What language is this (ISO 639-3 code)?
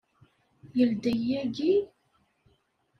kab